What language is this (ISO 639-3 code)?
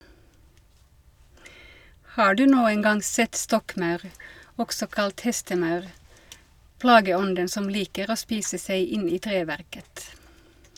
nor